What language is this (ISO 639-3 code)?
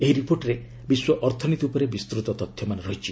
ori